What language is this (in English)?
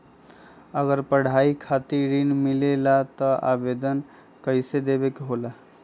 Magahi